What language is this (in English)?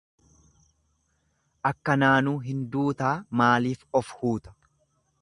Oromo